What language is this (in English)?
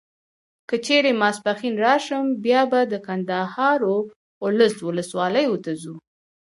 Pashto